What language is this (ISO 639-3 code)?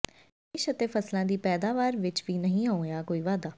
pan